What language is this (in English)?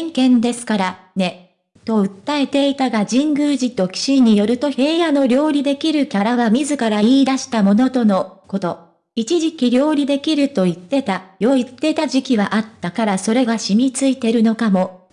Japanese